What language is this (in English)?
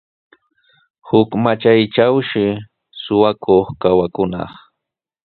Sihuas Ancash Quechua